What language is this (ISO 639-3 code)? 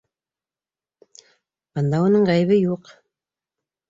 bak